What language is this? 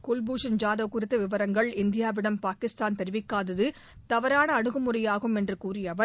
Tamil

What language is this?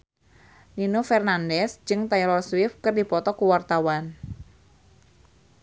Sundanese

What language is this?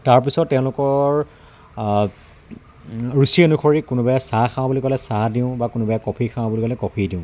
Assamese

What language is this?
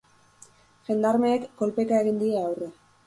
Basque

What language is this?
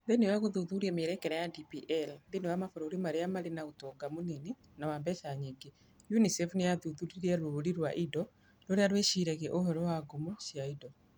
Kikuyu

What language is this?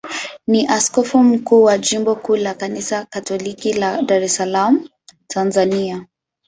Swahili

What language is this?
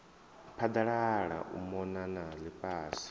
Venda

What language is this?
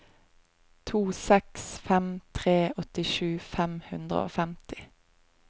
Norwegian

